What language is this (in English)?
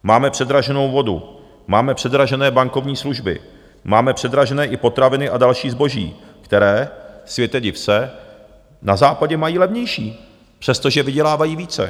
Czech